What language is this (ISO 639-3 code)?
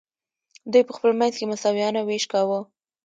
pus